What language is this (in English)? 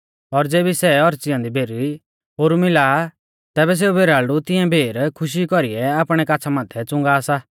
Mahasu Pahari